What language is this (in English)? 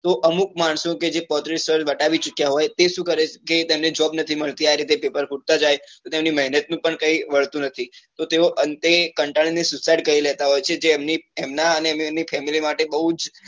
Gujarati